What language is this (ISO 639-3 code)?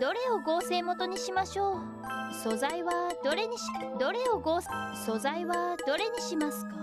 jpn